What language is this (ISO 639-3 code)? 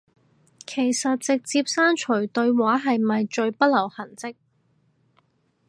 yue